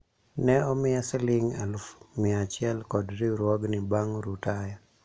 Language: Luo (Kenya and Tanzania)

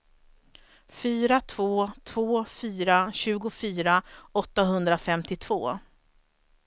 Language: Swedish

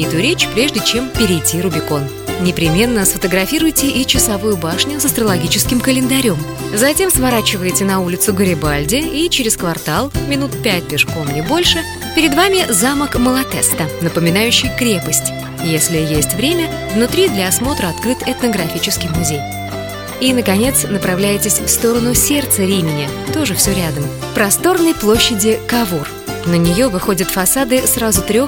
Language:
Russian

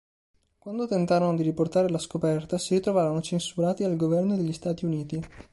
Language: Italian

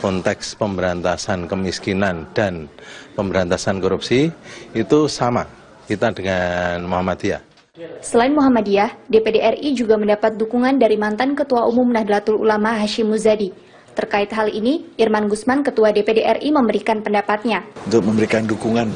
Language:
Indonesian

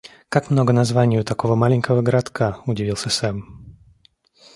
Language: Russian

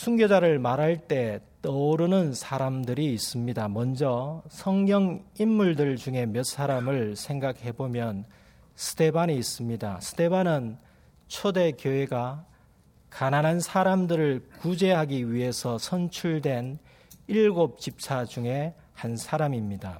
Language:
Korean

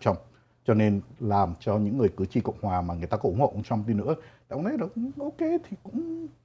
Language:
Vietnamese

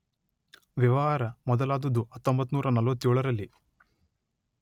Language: Kannada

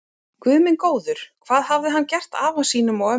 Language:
Icelandic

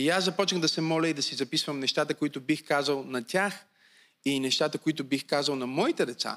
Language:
Bulgarian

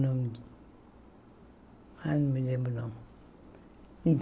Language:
Portuguese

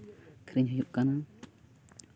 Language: Santali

